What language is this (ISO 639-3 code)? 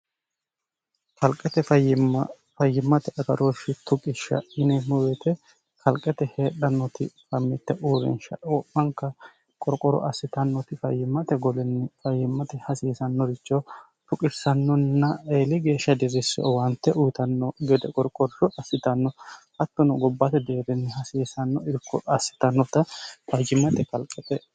sid